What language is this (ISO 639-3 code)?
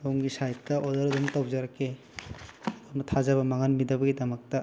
mni